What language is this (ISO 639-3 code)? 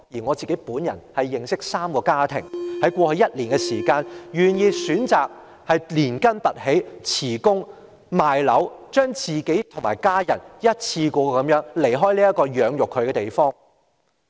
yue